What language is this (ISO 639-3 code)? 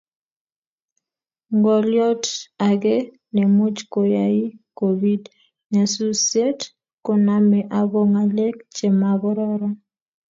kln